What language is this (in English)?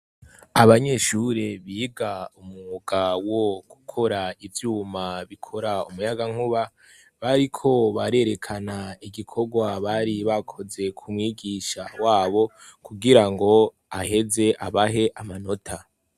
Rundi